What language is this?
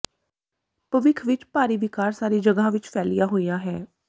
Punjabi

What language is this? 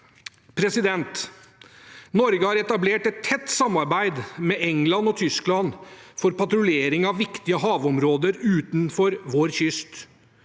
Norwegian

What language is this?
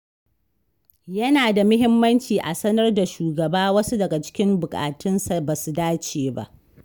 Hausa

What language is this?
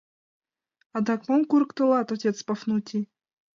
Mari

